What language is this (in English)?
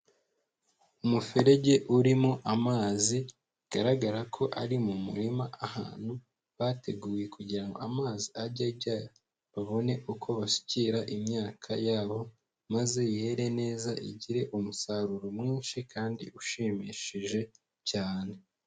Kinyarwanda